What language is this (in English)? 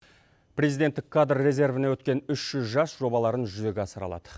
Kazakh